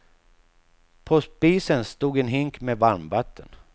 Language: Swedish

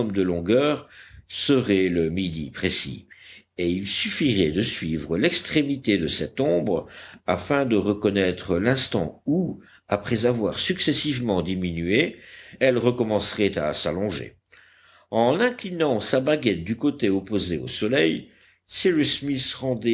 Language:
French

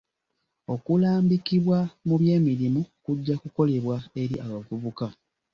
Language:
Ganda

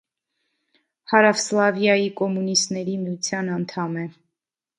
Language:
Armenian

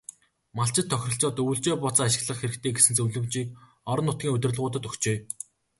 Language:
Mongolian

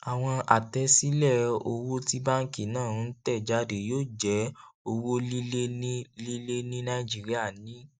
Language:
Yoruba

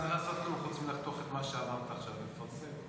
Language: Hebrew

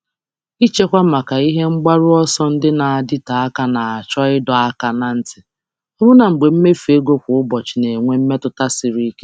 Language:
Igbo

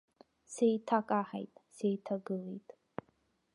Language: Abkhazian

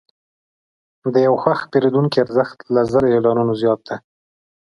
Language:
Pashto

